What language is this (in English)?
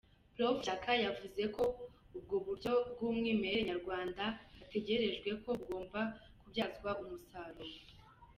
Kinyarwanda